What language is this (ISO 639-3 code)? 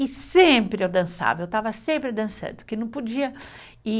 por